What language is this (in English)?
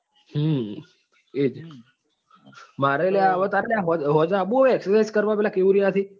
Gujarati